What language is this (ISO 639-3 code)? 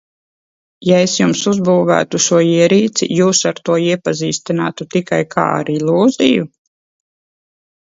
lav